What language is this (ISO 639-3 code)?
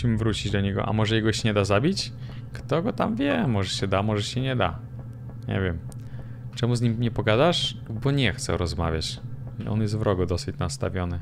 pol